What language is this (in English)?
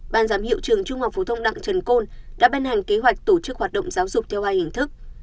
Vietnamese